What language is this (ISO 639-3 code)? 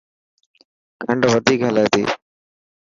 mki